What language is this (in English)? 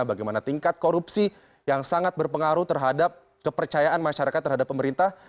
Indonesian